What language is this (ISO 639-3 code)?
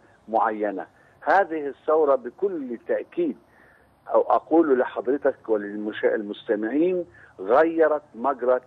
ara